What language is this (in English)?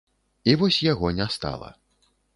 Belarusian